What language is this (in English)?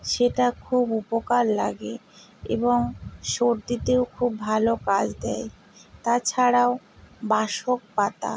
Bangla